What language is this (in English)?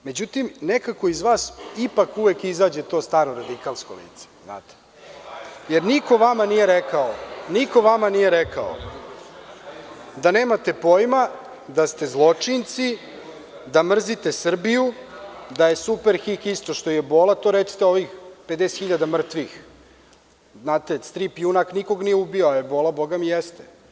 Serbian